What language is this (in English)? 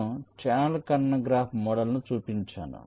Telugu